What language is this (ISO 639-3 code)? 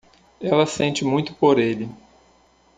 por